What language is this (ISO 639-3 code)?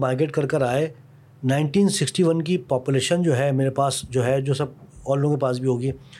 urd